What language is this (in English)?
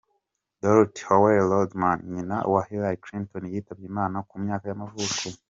Kinyarwanda